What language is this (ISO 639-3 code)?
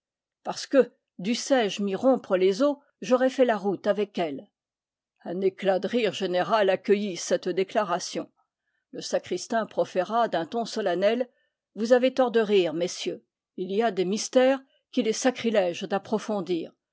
fra